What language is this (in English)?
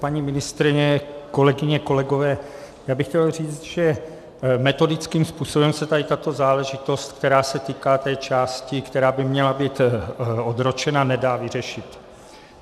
Czech